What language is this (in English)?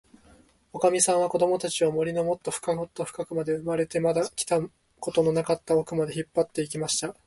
Japanese